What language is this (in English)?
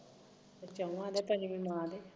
Punjabi